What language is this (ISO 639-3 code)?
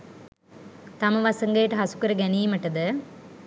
sin